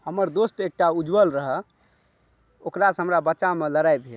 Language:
Maithili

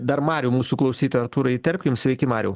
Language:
Lithuanian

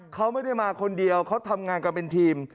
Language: Thai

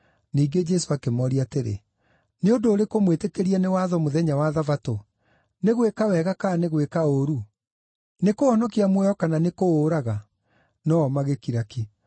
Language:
Kikuyu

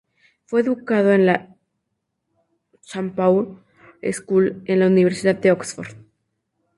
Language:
Spanish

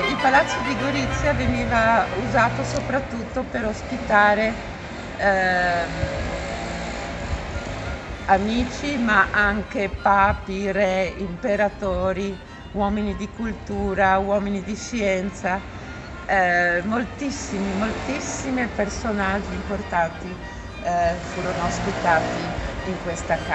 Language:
Italian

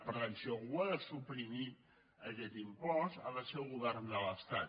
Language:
Catalan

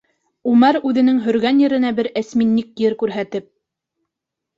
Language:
Bashkir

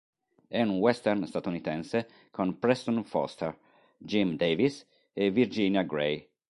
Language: Italian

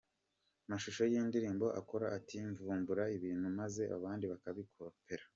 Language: Kinyarwanda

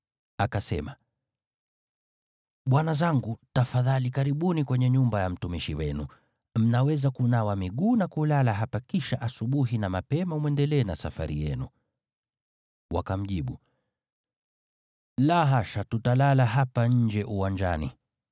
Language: Swahili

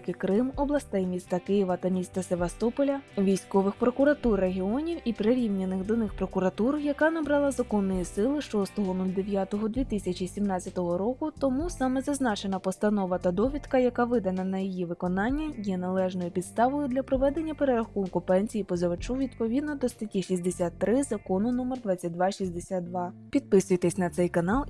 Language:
Ukrainian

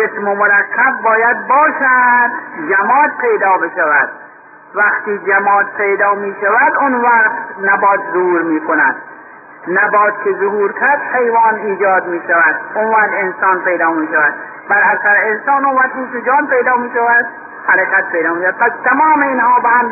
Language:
Persian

